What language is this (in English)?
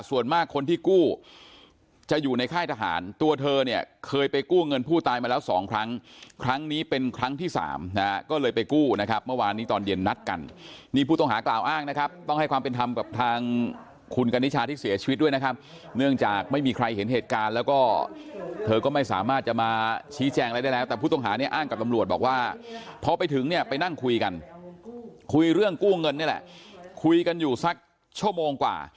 Thai